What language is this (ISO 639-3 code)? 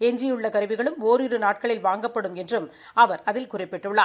tam